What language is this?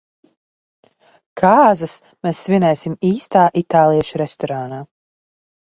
Latvian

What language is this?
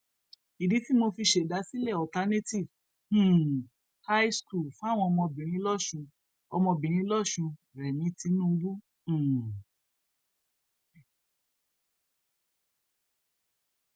Yoruba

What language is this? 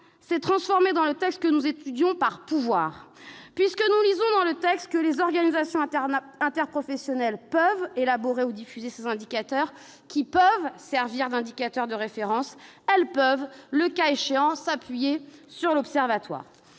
French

